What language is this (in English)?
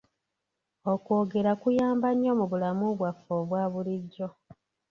Ganda